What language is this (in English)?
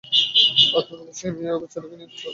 Bangla